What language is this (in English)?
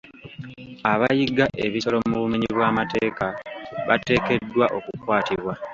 Ganda